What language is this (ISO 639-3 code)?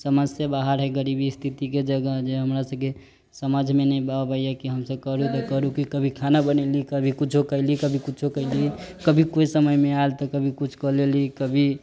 mai